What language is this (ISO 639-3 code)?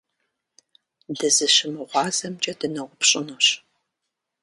kbd